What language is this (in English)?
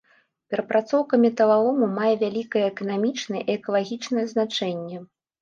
Belarusian